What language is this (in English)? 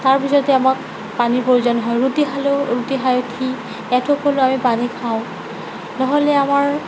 Assamese